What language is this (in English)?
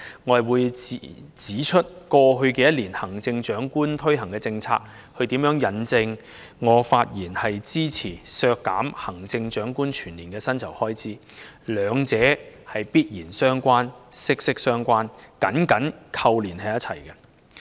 Cantonese